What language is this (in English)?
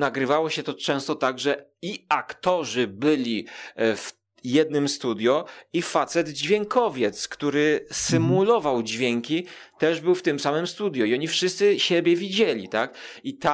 Polish